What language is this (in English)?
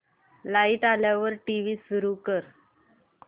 Marathi